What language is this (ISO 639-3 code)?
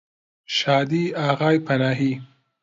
ckb